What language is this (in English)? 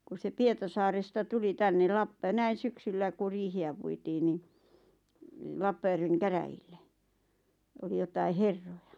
Finnish